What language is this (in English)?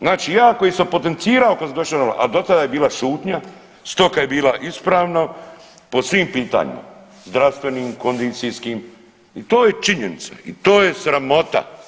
Croatian